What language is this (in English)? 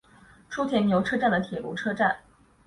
Chinese